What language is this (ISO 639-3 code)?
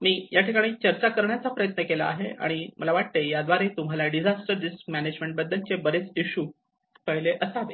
mar